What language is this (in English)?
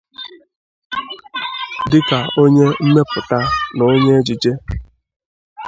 Igbo